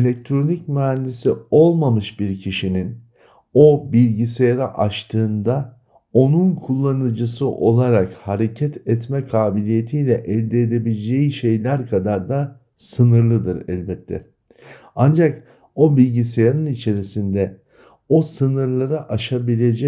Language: Turkish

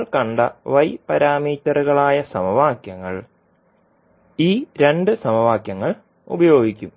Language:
Malayalam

